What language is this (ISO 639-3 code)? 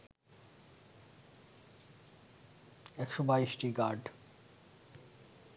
ben